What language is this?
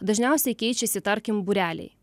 Lithuanian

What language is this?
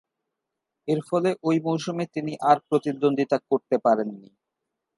Bangla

